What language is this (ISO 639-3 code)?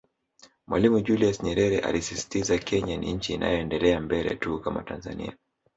swa